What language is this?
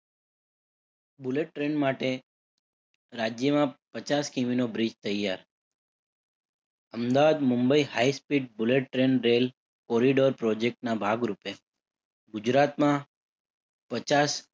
Gujarati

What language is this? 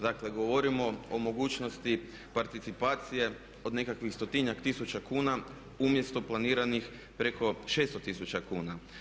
Croatian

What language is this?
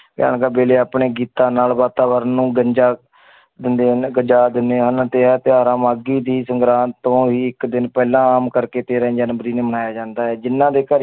Punjabi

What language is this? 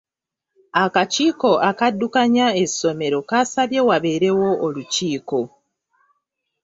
Ganda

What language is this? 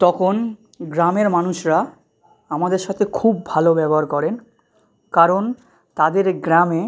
Bangla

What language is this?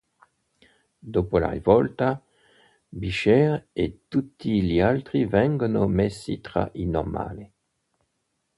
Italian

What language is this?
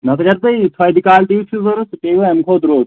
Kashmiri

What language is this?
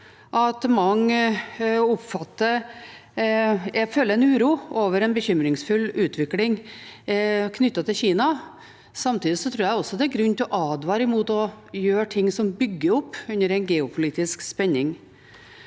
Norwegian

